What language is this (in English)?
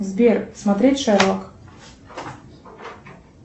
Russian